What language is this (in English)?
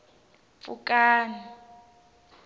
Tsonga